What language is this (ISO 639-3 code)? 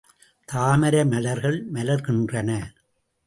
tam